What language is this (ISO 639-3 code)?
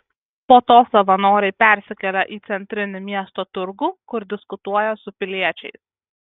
lit